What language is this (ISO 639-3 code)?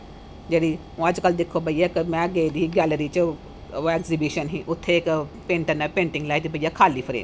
doi